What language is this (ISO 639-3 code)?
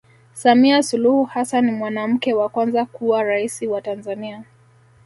swa